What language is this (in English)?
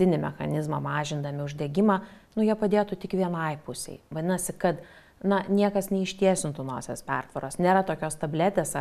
Lithuanian